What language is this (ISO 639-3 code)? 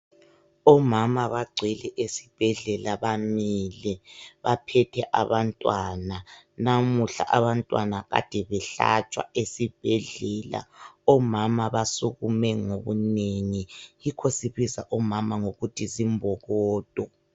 nde